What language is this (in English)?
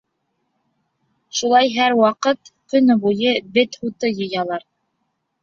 Bashkir